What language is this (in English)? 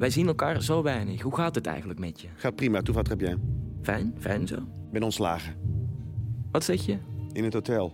Dutch